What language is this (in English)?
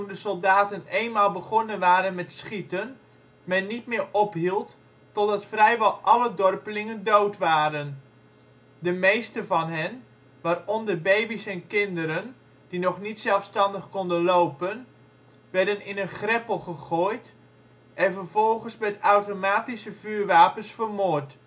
Dutch